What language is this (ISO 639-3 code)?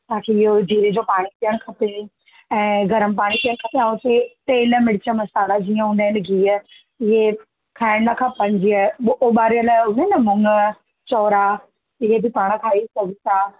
snd